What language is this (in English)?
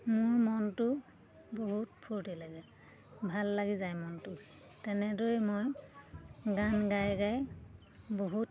Assamese